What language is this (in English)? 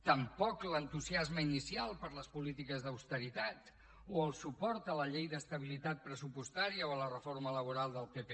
Catalan